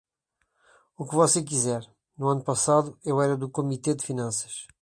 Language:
Portuguese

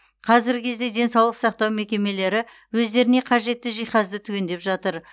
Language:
Kazakh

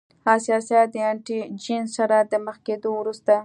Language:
Pashto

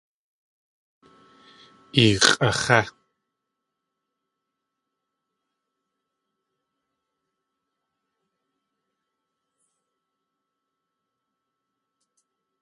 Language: Tlingit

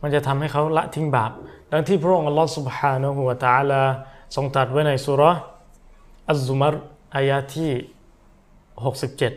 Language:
Thai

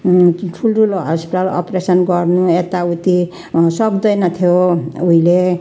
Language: Nepali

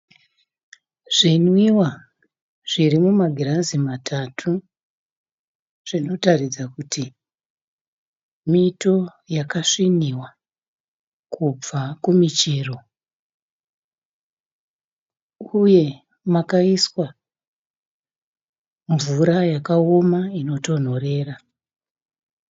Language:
Shona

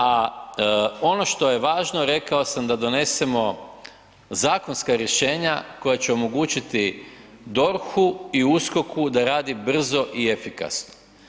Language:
Croatian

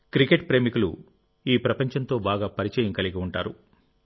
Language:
Telugu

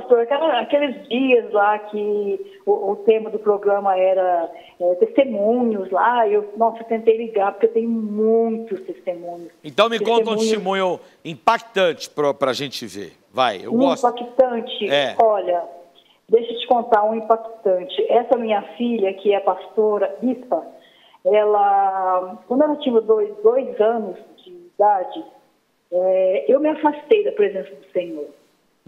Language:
Portuguese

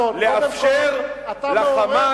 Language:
Hebrew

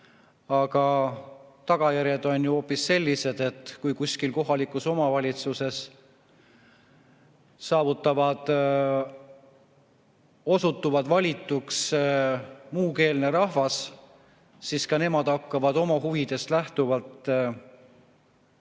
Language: Estonian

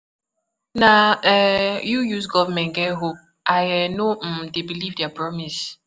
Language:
Nigerian Pidgin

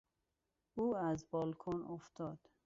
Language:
Persian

